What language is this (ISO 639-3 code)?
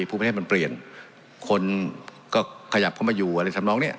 tha